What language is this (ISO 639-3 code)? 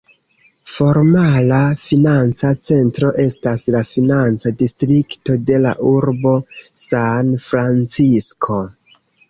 epo